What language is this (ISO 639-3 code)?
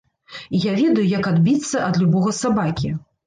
bel